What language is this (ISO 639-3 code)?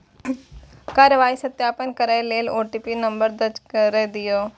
mai